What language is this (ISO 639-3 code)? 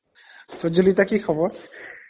asm